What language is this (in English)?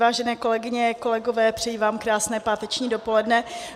Czech